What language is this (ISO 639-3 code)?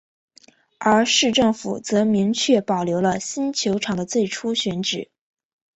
zho